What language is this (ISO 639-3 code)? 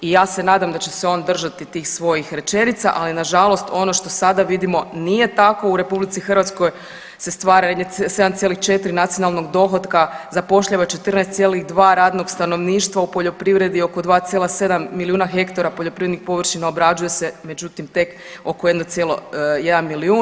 hrv